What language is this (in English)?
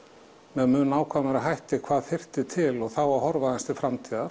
Icelandic